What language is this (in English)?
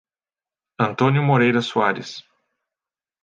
Portuguese